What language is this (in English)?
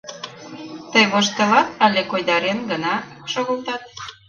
Mari